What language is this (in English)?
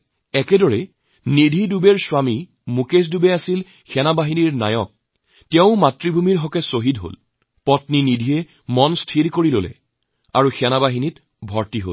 Assamese